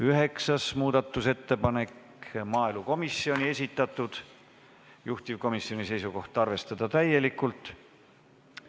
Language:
Estonian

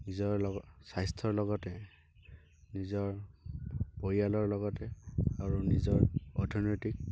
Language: Assamese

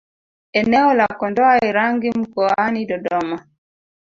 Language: Swahili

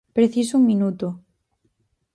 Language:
Galician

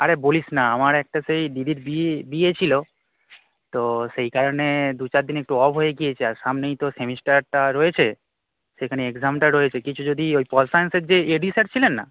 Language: Bangla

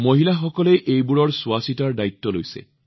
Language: Assamese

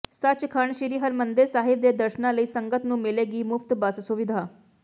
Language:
Punjabi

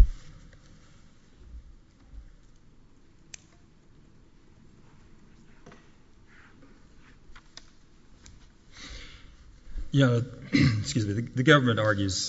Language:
English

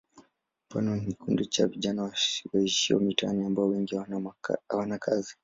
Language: Swahili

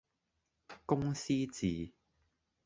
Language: Cantonese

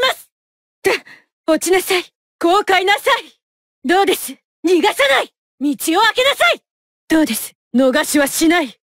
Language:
Japanese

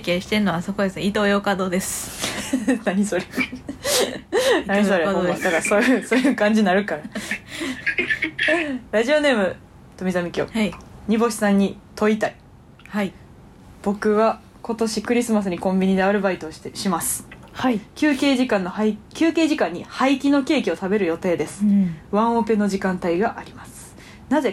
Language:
Japanese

